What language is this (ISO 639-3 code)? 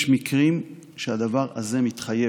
heb